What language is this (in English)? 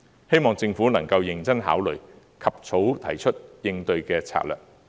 Cantonese